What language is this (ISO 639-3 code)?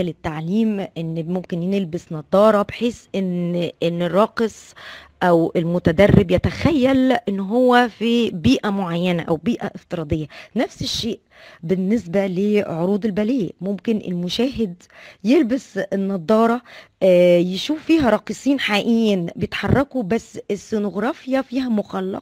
ara